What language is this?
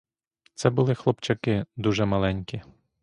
Ukrainian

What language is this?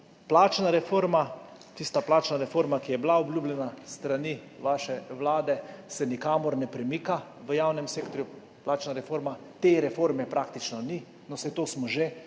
Slovenian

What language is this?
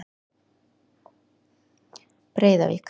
Icelandic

